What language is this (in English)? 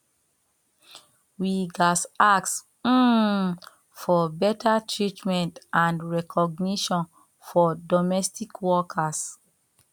Nigerian Pidgin